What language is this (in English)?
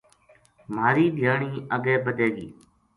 Gujari